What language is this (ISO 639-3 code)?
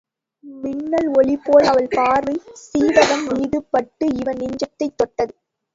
tam